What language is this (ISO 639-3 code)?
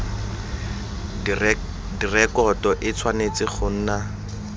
tsn